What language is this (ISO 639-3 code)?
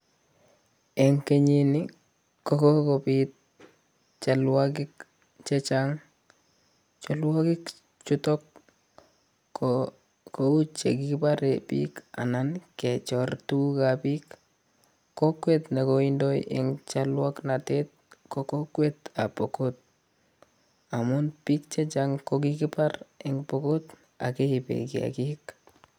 kln